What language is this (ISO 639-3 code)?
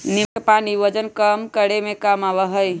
mag